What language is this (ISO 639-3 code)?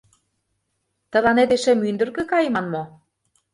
chm